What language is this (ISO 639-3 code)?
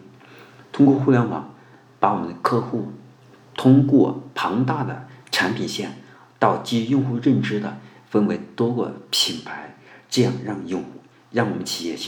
zho